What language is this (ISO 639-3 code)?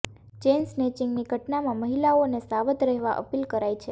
guj